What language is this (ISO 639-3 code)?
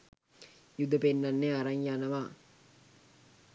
sin